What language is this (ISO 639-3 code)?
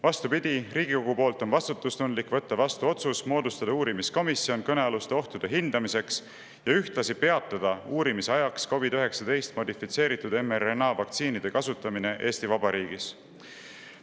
est